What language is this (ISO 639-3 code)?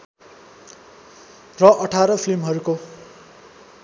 nep